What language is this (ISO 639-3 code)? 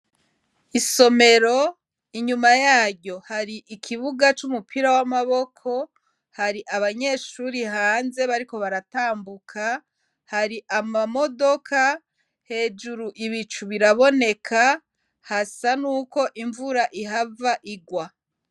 run